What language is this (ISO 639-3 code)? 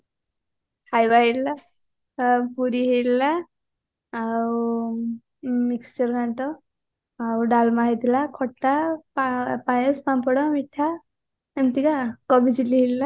ori